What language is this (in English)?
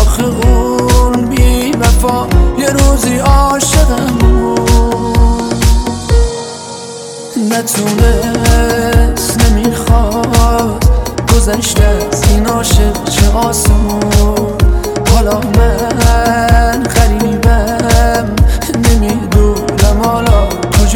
Persian